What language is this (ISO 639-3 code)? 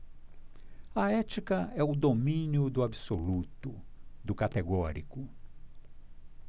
por